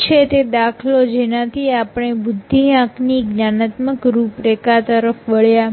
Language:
Gujarati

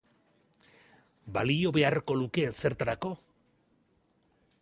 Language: Basque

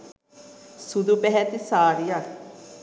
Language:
Sinhala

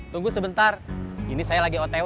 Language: Indonesian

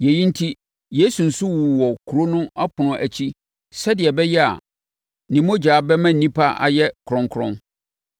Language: Akan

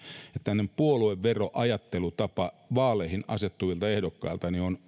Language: Finnish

